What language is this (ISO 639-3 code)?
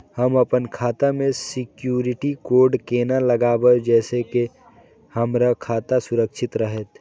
mai